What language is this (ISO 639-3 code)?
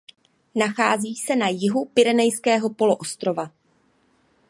ces